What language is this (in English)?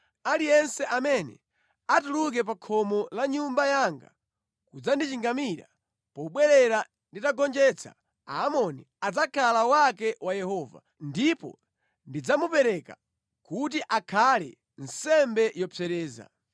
Nyanja